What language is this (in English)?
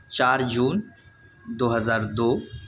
Urdu